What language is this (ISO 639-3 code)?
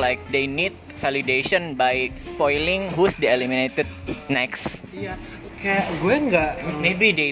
ind